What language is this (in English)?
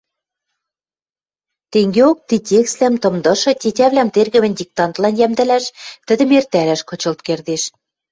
Western Mari